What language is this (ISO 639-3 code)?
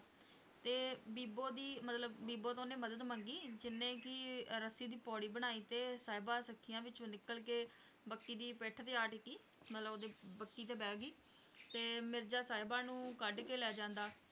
pan